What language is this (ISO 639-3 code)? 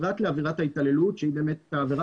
heb